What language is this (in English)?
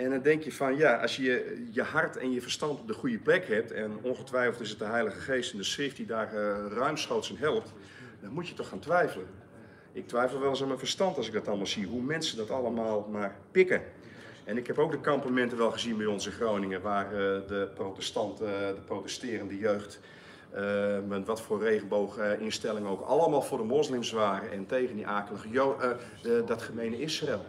Dutch